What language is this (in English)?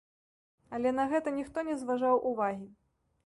Belarusian